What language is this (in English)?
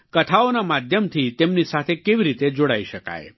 Gujarati